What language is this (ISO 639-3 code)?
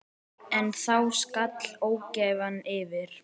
isl